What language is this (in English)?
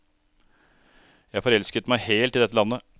Norwegian